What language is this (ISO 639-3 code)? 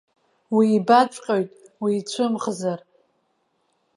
abk